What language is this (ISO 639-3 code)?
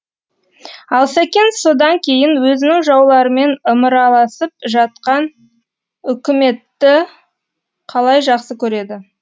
kaz